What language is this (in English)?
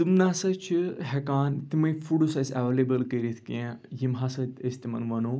Kashmiri